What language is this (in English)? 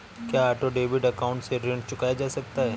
Hindi